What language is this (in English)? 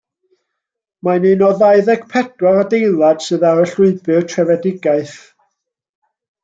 Welsh